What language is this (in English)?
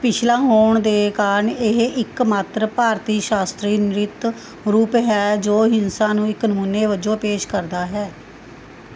Punjabi